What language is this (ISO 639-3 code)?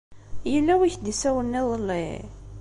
kab